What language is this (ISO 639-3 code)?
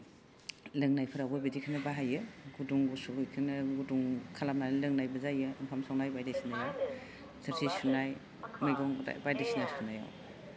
brx